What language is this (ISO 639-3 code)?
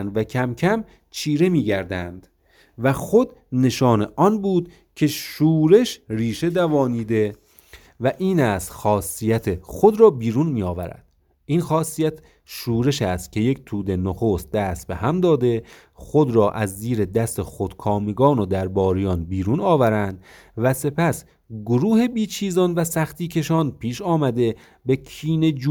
fas